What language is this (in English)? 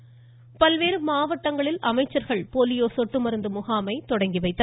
Tamil